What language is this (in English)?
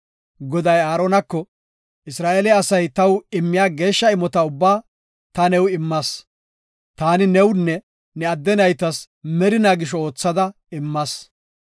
Gofa